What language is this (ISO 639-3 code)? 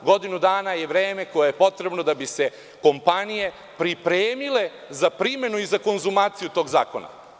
srp